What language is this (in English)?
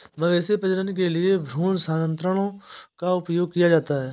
Hindi